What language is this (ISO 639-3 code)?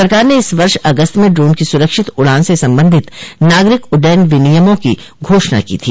hin